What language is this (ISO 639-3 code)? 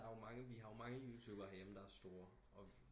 dan